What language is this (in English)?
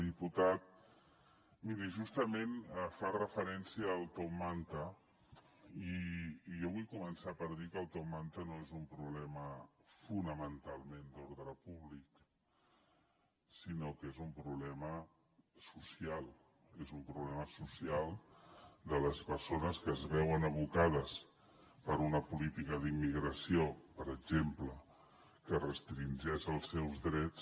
Catalan